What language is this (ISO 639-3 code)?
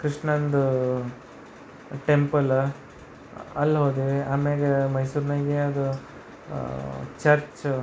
kan